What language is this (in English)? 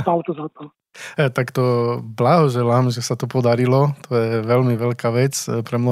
Slovak